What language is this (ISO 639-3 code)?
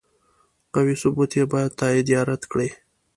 pus